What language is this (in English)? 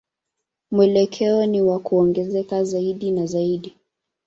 Swahili